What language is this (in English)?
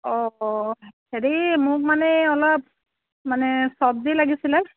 Assamese